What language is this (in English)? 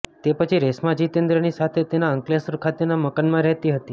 Gujarati